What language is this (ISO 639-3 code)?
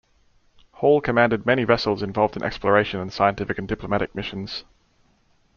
eng